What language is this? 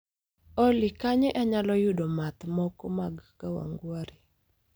Luo (Kenya and Tanzania)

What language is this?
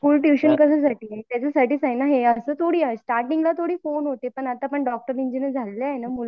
Marathi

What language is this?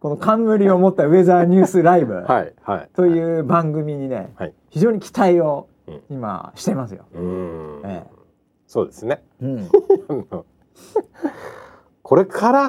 Japanese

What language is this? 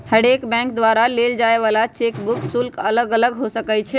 Magahi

